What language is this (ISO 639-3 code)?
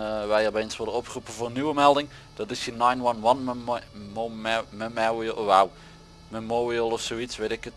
nld